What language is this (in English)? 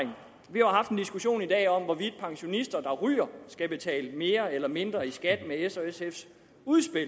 Danish